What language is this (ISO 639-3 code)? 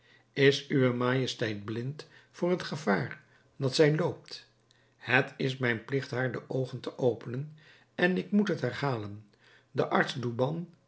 nld